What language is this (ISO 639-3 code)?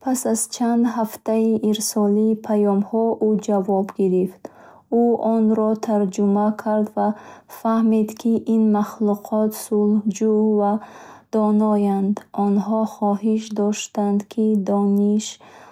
bhh